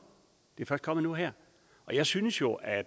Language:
Danish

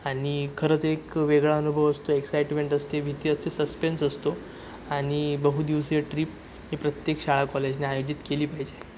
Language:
Marathi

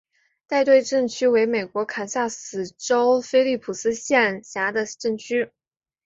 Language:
Chinese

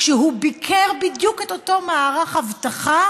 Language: Hebrew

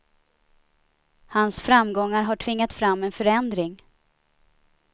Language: Swedish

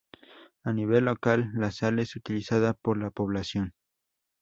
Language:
Spanish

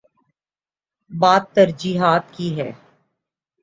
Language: Urdu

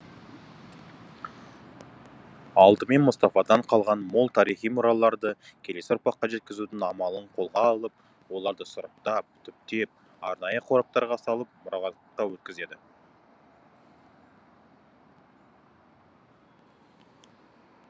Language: Kazakh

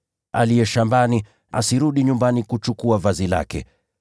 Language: Swahili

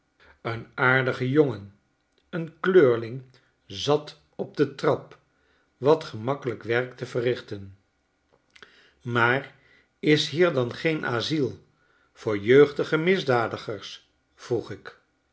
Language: Dutch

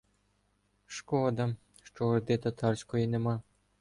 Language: Ukrainian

